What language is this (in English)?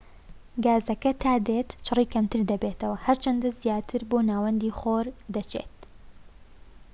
Central Kurdish